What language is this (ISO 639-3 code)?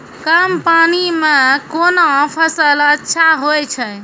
mai